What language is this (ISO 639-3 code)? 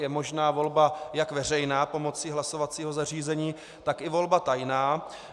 ces